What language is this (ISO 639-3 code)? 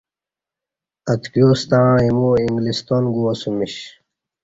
bsh